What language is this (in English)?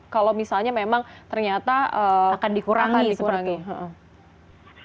Indonesian